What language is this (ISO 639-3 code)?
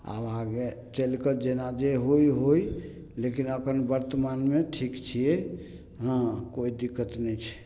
mai